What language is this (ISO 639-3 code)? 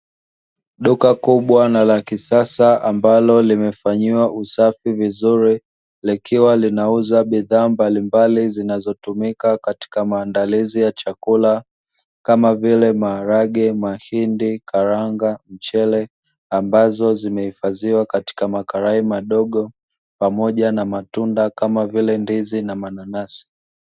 swa